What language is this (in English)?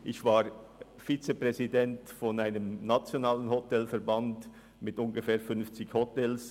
Swiss German